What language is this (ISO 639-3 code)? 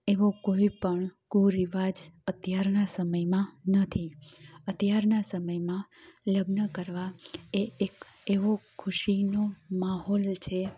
guj